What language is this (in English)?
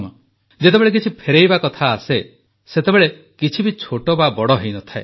Odia